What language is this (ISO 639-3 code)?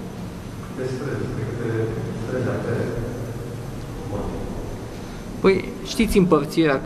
ron